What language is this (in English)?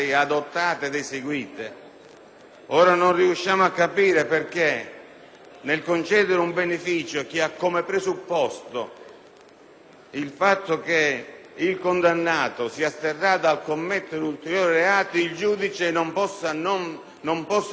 Italian